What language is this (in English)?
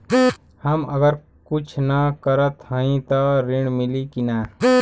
Bhojpuri